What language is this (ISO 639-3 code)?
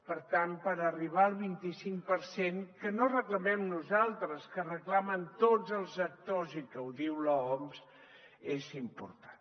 cat